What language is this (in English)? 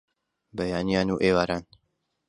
Central Kurdish